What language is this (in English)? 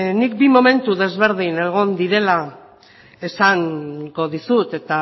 Basque